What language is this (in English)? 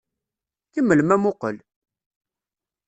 Kabyle